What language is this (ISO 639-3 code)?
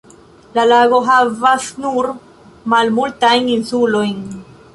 epo